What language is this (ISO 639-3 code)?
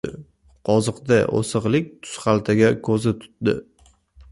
uzb